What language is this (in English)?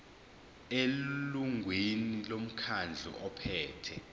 Zulu